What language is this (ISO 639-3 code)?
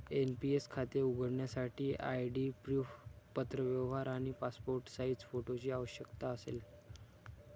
mar